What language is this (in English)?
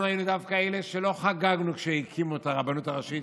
Hebrew